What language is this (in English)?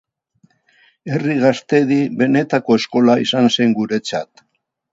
Basque